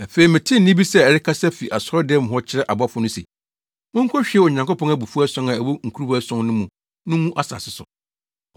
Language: Akan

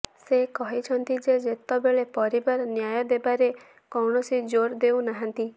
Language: Odia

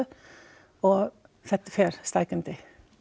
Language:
Icelandic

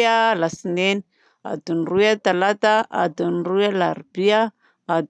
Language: Southern Betsimisaraka Malagasy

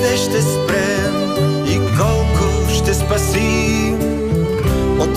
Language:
Bulgarian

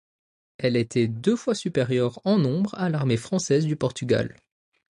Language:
French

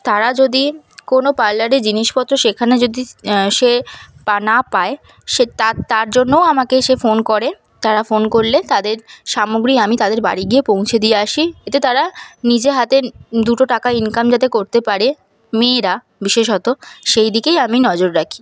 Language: Bangla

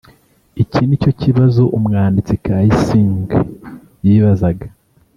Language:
Kinyarwanda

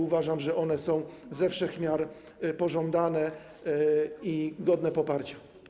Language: Polish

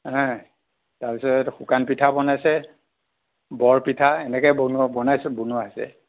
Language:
Assamese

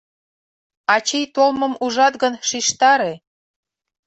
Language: Mari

